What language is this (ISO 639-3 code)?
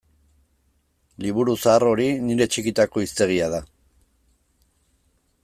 eus